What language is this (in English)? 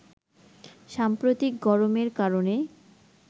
Bangla